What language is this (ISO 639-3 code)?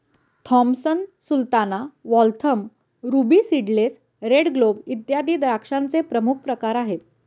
mar